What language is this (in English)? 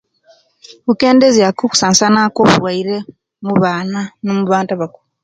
Kenyi